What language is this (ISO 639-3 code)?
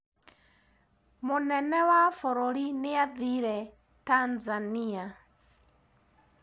kik